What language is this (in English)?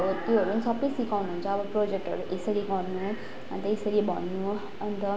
Nepali